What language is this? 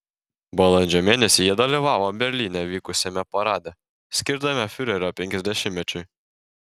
Lithuanian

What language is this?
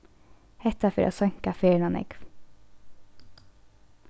Faroese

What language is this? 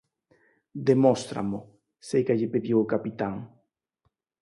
Galician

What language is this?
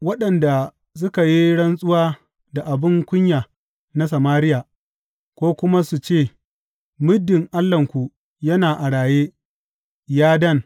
Hausa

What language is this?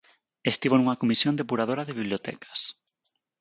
Galician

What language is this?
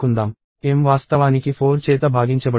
Telugu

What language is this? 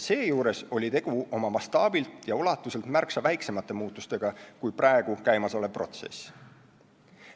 Estonian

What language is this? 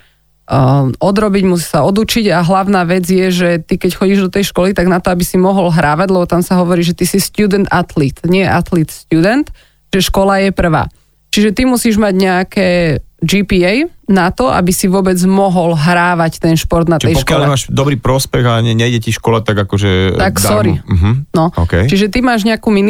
Slovak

